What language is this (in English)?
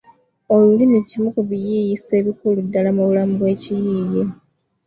Ganda